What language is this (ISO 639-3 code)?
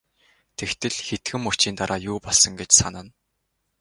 mon